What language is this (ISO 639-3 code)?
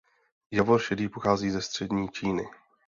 ces